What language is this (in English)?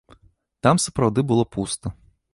Belarusian